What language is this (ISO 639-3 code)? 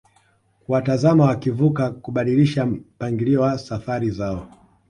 swa